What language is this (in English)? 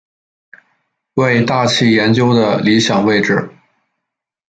Chinese